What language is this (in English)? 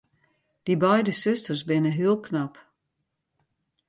Western Frisian